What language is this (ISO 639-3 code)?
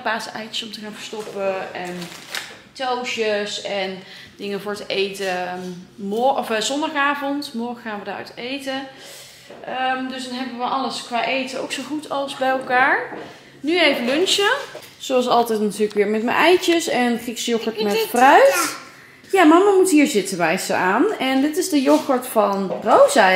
nld